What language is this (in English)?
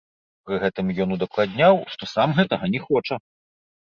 Belarusian